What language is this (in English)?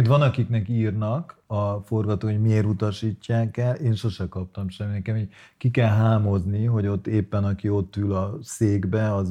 Hungarian